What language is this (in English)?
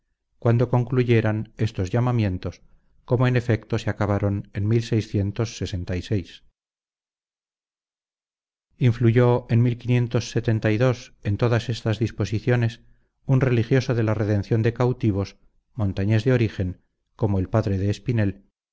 Spanish